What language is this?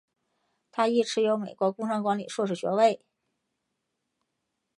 Chinese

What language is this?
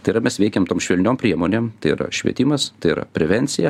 Lithuanian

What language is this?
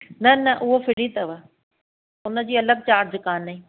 Sindhi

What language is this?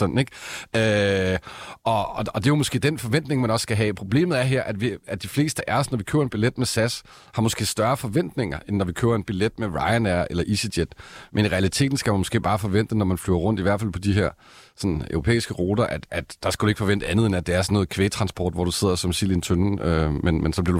Danish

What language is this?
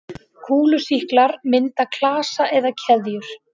Icelandic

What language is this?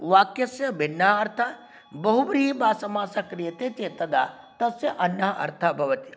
Sanskrit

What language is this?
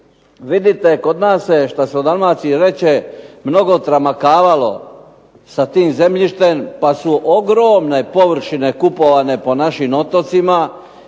Croatian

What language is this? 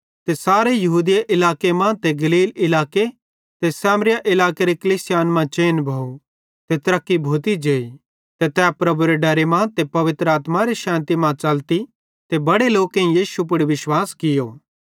Bhadrawahi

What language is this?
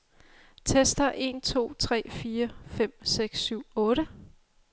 Danish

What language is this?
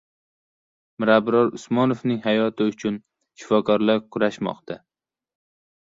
Uzbek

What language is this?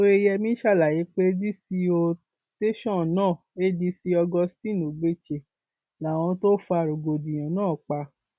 Yoruba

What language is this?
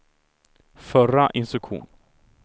Swedish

